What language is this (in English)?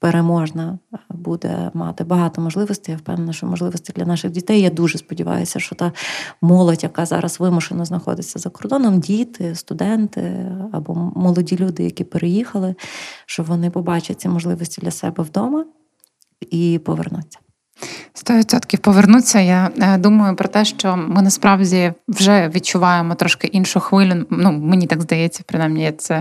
Ukrainian